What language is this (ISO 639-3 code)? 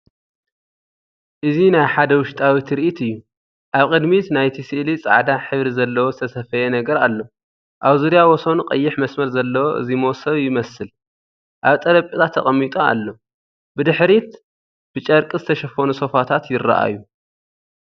tir